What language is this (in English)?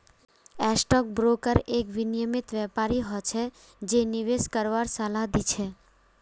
Magahi